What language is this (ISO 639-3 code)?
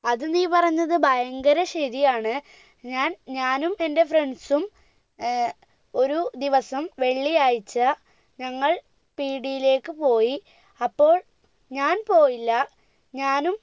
mal